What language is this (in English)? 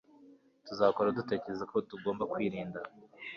Kinyarwanda